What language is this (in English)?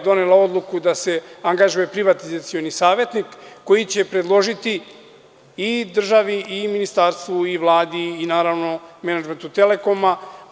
Serbian